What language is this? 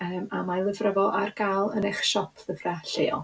Welsh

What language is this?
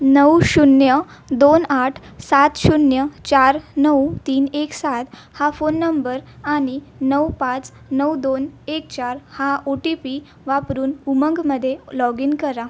Marathi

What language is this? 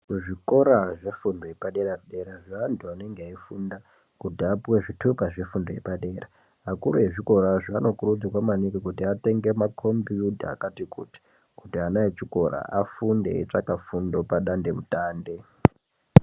Ndau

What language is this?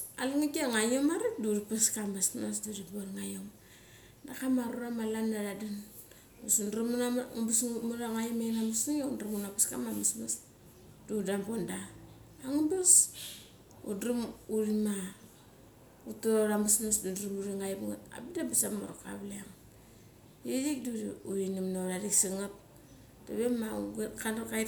Mali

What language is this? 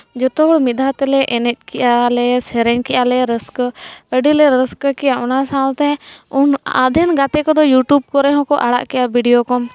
Santali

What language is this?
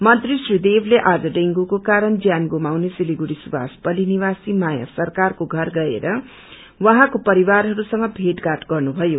Nepali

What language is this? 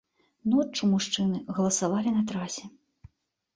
Belarusian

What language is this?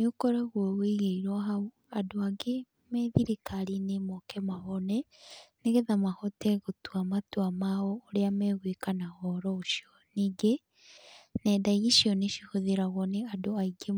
Kikuyu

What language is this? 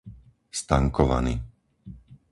Slovak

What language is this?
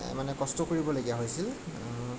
Assamese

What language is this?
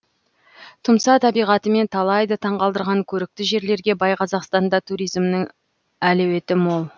Kazakh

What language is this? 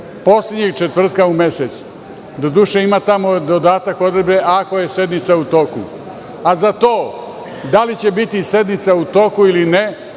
Serbian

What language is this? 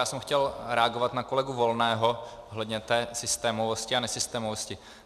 Czech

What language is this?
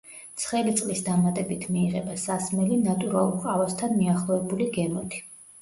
Georgian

